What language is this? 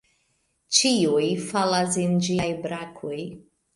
Esperanto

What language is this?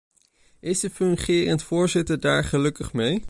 Dutch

